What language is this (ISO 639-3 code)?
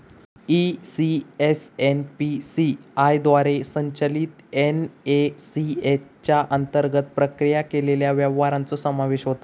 mar